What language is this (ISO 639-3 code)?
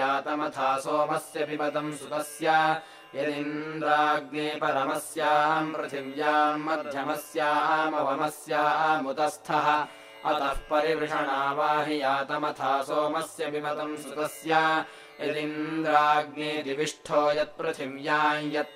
kan